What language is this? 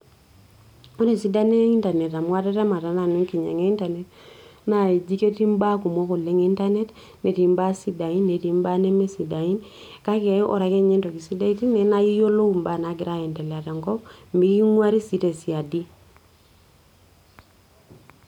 Masai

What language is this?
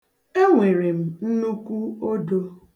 Igbo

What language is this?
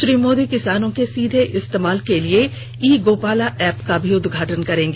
Hindi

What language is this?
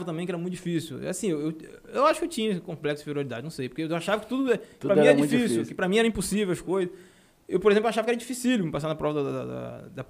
Portuguese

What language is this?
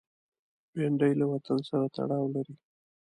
Pashto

